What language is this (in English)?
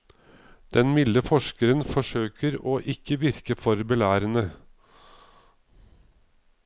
Norwegian